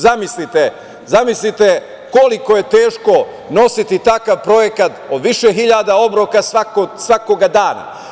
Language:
Serbian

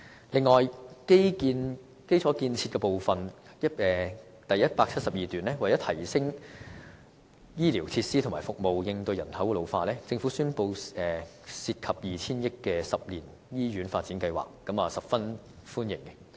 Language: Cantonese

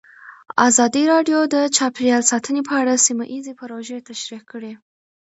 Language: Pashto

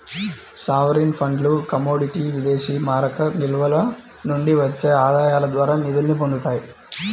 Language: Telugu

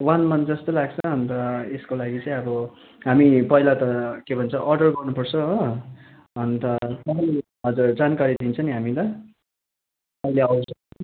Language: Nepali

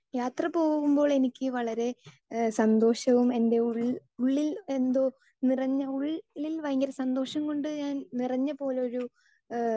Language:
Malayalam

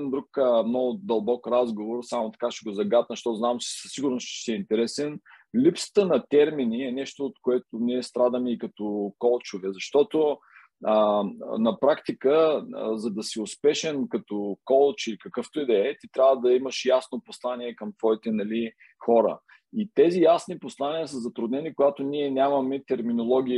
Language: Bulgarian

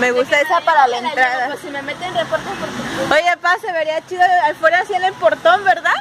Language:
Spanish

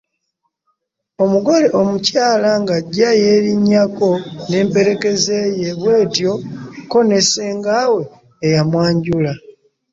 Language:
Ganda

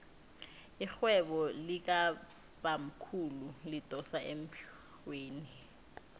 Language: South Ndebele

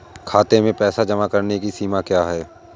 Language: Hindi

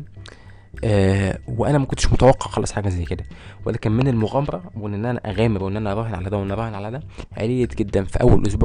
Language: Arabic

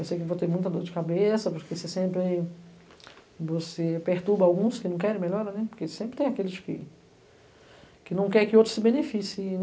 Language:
Portuguese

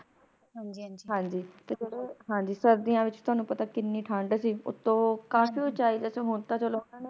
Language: Punjabi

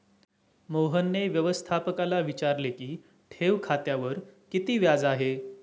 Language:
Marathi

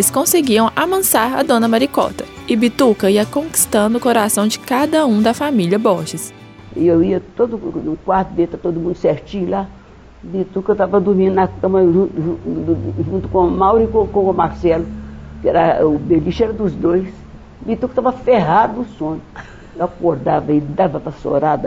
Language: Portuguese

